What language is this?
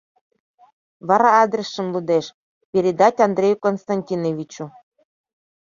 Mari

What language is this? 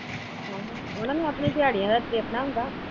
Punjabi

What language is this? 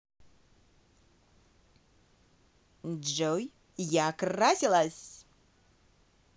Russian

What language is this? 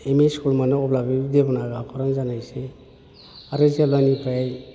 Bodo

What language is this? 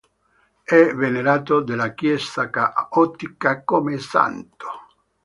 Italian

